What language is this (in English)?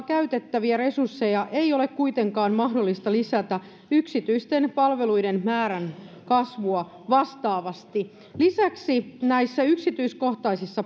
Finnish